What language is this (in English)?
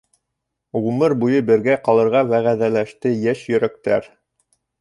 Bashkir